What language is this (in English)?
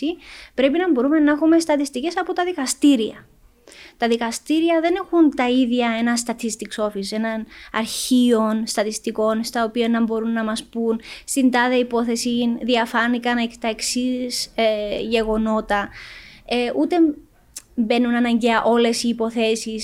Greek